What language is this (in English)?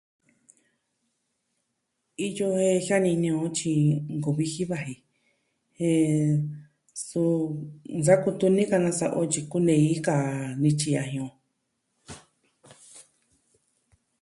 Southwestern Tlaxiaco Mixtec